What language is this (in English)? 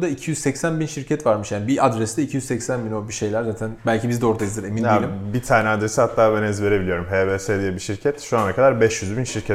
Turkish